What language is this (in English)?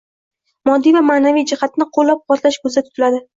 Uzbek